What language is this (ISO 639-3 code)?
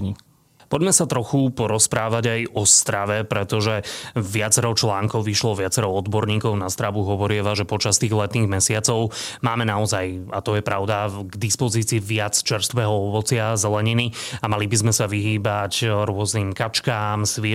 slk